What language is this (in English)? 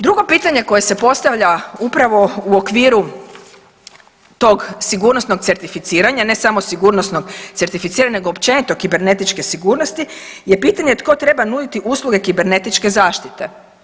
Croatian